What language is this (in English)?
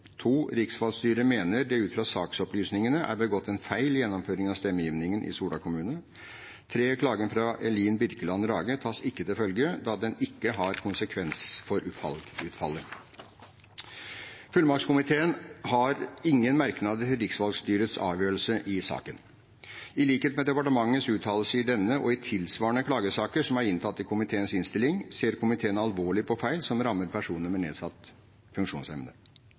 Norwegian Bokmål